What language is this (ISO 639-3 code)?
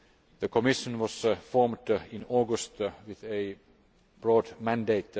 eng